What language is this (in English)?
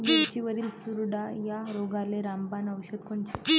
Marathi